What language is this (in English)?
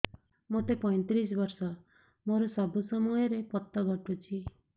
Odia